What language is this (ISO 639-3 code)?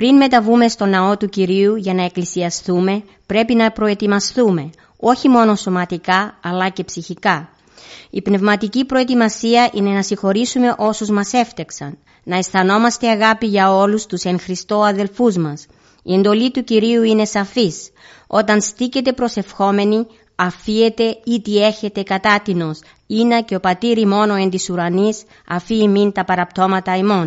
ell